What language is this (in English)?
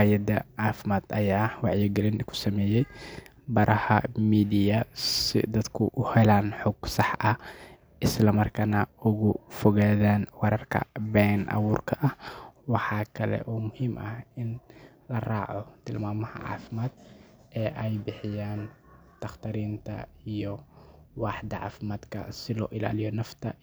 Somali